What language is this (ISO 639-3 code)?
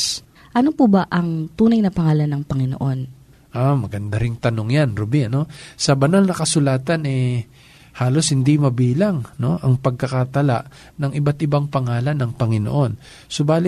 fil